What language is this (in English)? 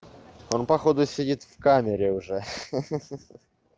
Russian